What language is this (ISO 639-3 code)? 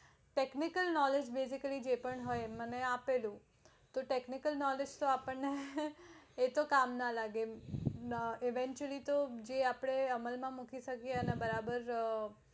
guj